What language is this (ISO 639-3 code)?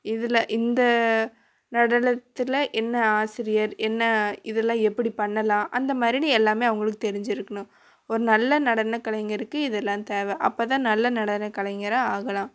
tam